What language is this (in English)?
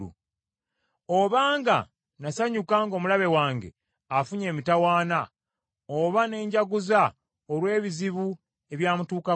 Ganda